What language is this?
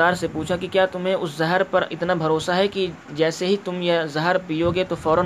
Urdu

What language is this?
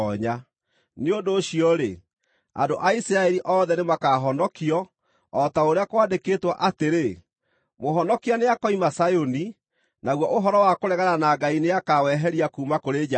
Kikuyu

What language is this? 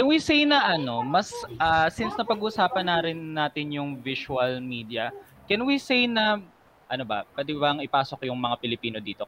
Filipino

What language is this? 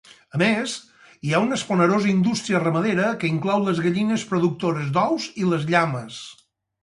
Catalan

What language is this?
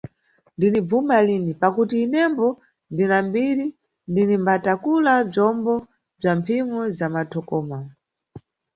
Nyungwe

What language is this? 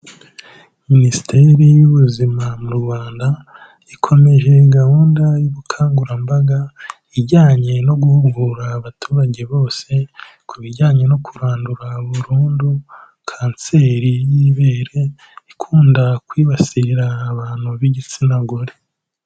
Kinyarwanda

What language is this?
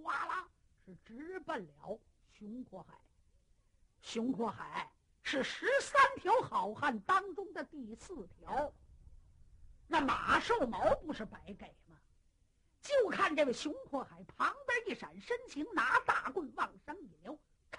Chinese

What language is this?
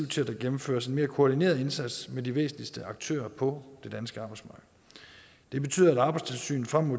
Danish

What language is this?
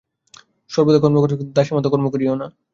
Bangla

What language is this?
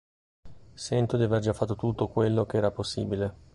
Italian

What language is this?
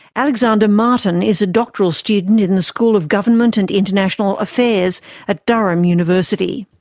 English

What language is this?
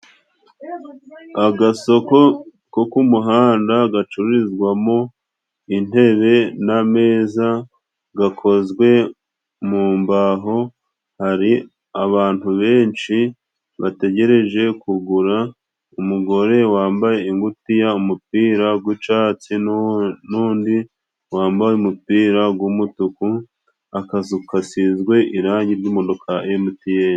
Kinyarwanda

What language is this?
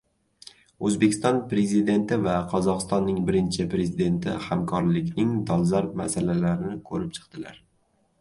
Uzbek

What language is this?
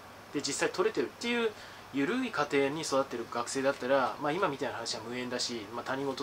Japanese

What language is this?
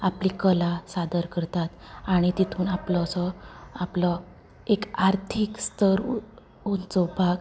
Konkani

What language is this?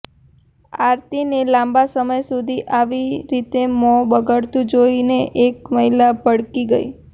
Gujarati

